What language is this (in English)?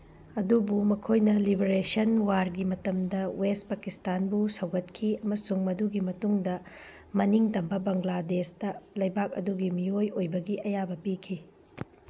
Manipuri